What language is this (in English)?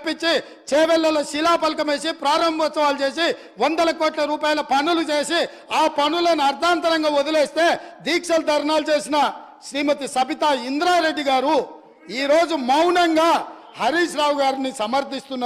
Telugu